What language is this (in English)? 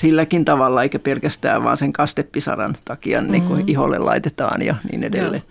Finnish